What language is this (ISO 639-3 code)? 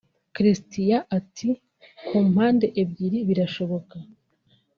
kin